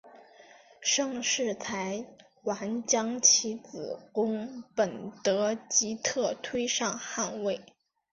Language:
Chinese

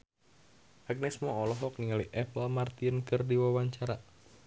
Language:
Sundanese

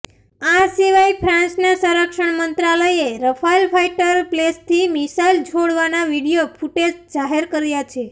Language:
Gujarati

